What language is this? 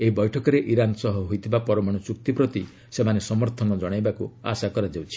Odia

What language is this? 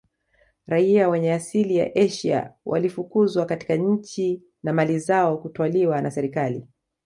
Swahili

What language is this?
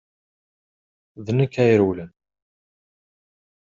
Kabyle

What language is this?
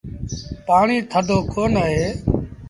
Sindhi Bhil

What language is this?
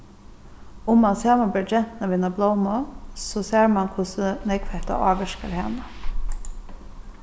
Faroese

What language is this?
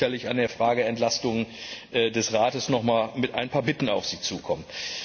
German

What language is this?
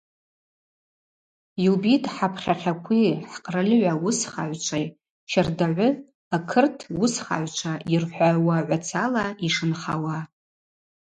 Abaza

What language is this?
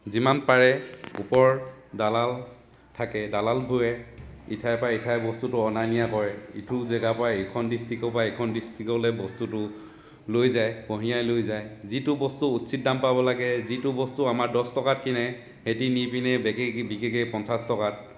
Assamese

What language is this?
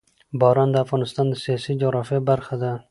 Pashto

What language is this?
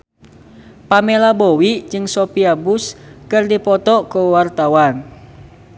Sundanese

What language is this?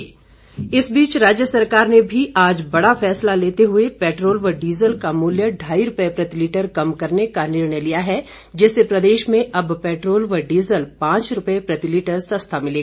Hindi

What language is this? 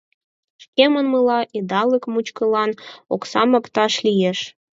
Mari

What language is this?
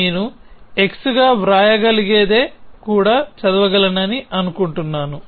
Telugu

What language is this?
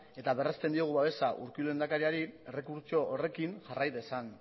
Basque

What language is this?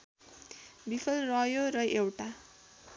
Nepali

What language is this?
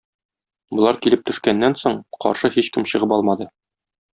Tatar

